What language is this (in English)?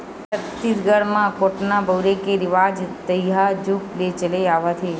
Chhattisgarhi